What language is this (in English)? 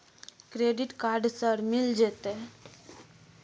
Maithili